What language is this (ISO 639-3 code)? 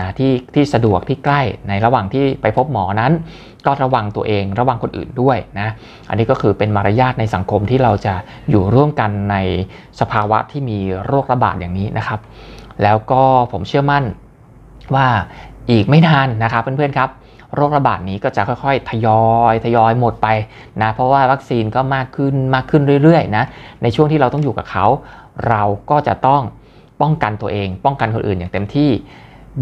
tha